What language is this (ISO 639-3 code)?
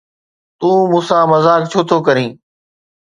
snd